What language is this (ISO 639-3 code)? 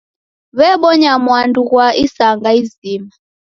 dav